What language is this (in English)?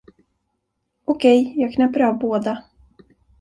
Swedish